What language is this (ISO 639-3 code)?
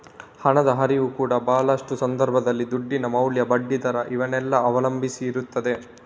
kan